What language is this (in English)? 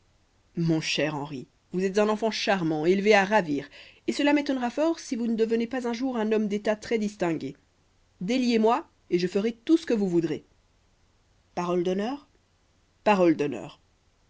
French